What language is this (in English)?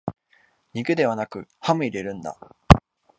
Japanese